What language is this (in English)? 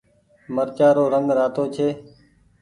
Goaria